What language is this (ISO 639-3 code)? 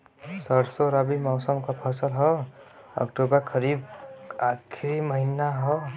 bho